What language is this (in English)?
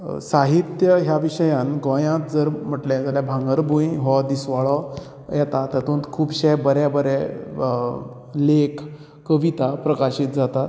Konkani